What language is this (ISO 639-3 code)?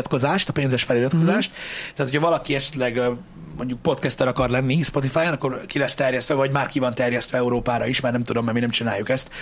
hun